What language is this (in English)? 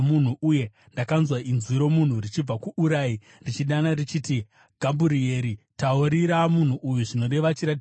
Shona